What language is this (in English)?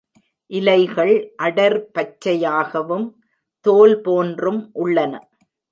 Tamil